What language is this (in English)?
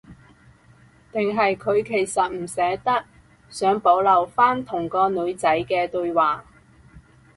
Cantonese